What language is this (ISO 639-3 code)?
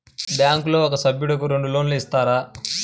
tel